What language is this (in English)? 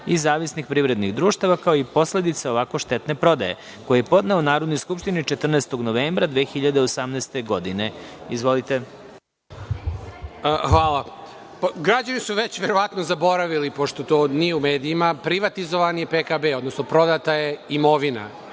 Serbian